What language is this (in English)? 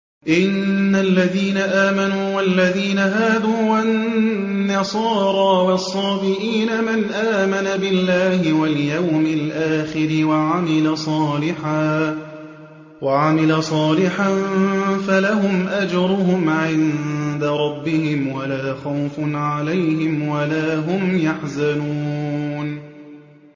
Arabic